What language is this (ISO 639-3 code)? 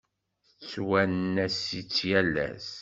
kab